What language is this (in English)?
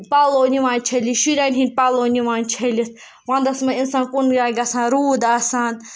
Kashmiri